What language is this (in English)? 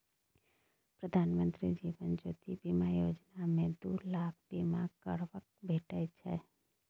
Maithili